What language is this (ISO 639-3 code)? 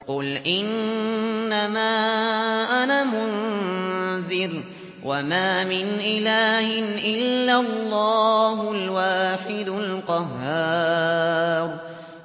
ara